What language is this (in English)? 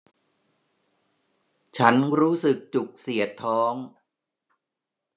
Thai